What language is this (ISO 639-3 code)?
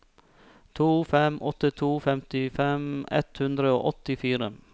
nor